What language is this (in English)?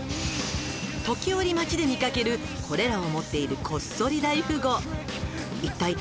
Japanese